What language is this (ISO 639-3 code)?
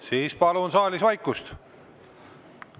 est